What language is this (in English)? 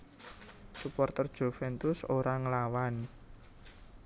Javanese